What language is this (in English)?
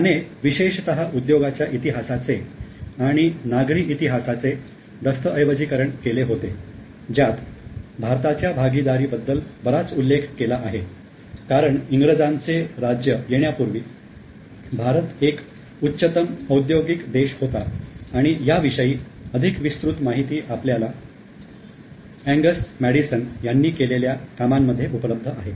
Marathi